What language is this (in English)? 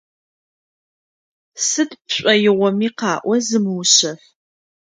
Adyghe